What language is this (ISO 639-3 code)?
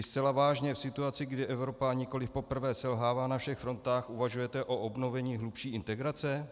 ces